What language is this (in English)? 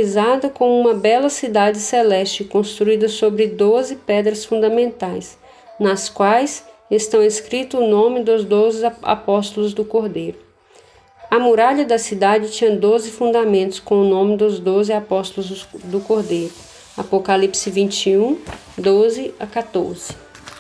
Portuguese